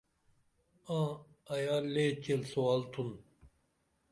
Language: Dameli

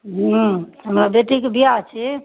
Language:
Maithili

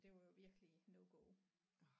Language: Danish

